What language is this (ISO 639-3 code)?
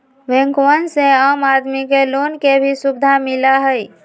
mag